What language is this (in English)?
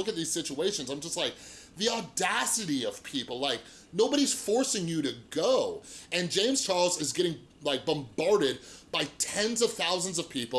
English